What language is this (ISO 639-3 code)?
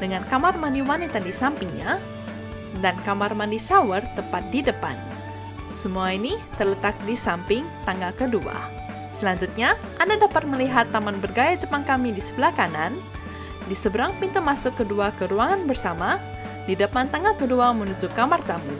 ind